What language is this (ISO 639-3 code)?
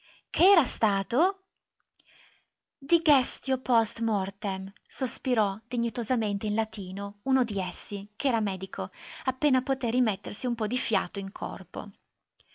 ita